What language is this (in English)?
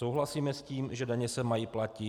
Czech